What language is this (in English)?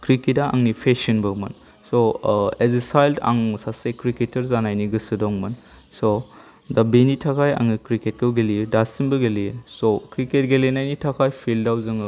Bodo